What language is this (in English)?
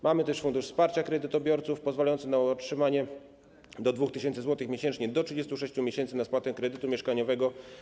Polish